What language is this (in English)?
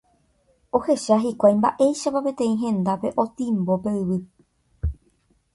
Guarani